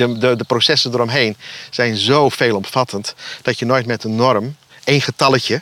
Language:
Dutch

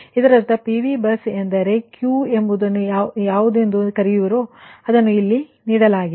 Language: Kannada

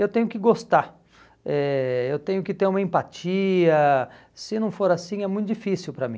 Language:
Portuguese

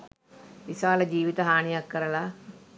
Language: Sinhala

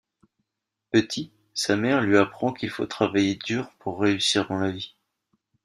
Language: French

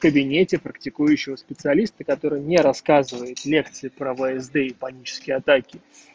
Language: Russian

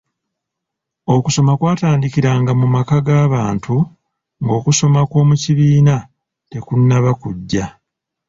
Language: Ganda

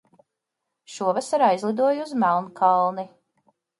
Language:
Latvian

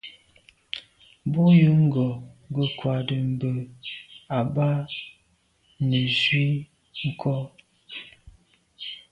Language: Medumba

